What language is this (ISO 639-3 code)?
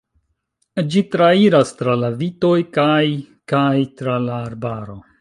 epo